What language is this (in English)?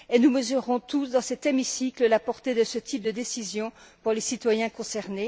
French